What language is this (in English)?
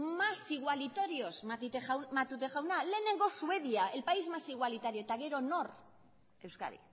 Basque